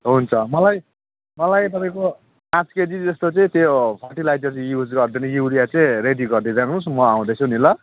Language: Nepali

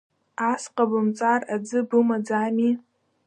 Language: Abkhazian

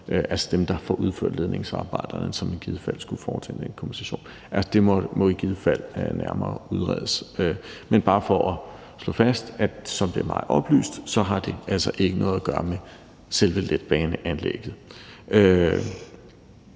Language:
Danish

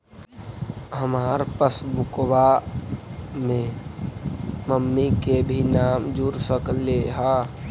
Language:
Magahi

